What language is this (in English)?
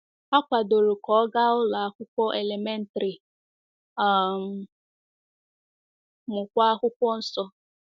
Igbo